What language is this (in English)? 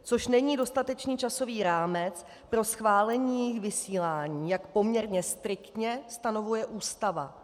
Czech